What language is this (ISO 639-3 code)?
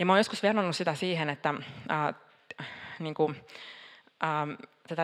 fin